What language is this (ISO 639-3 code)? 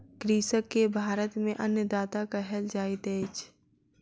mai